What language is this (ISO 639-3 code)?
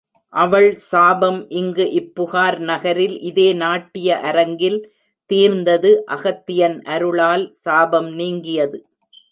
tam